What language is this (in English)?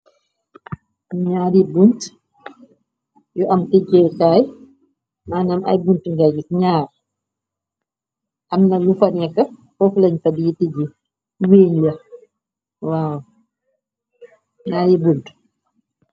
Wolof